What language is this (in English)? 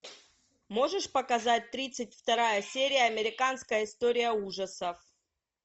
Russian